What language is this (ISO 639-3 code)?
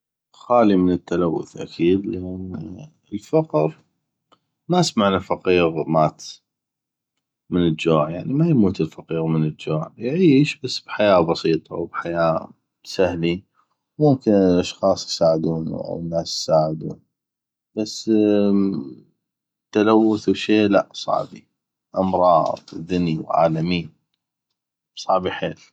ayp